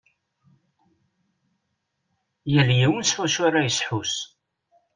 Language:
Kabyle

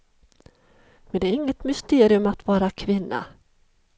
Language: Swedish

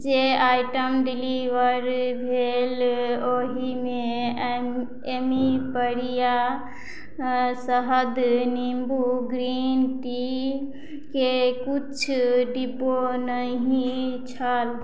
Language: Maithili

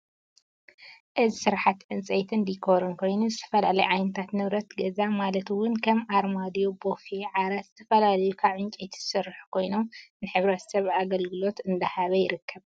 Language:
Tigrinya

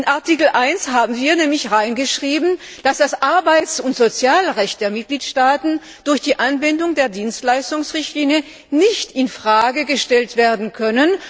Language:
German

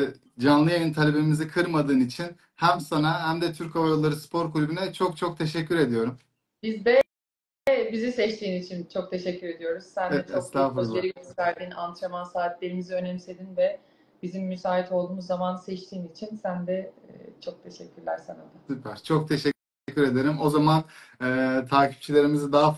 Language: Turkish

